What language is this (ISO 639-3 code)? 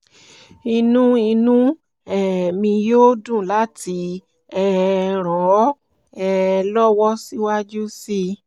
yor